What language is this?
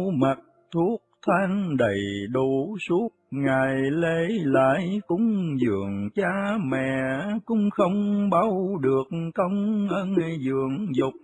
Vietnamese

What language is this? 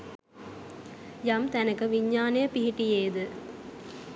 Sinhala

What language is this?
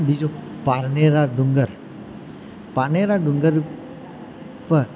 Gujarati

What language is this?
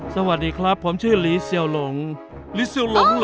Thai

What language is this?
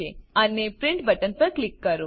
Gujarati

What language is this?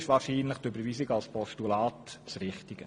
Swiss German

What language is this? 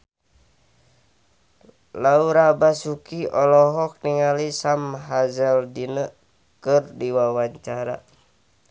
Sundanese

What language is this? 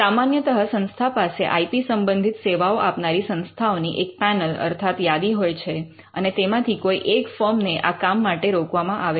Gujarati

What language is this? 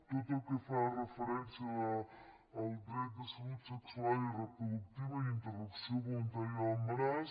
Catalan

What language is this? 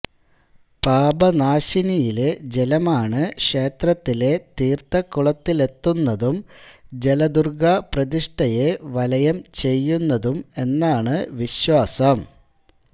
Malayalam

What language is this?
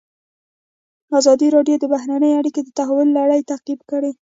Pashto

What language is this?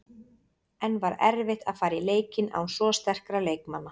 Icelandic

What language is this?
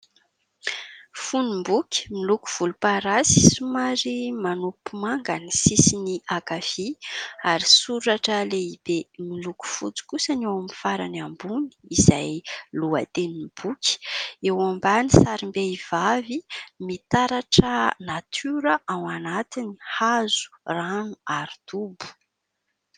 Malagasy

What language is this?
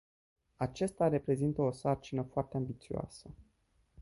Romanian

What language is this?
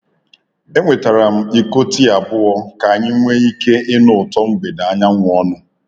Igbo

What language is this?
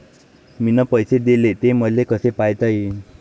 Marathi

